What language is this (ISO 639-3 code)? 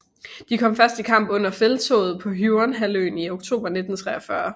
dan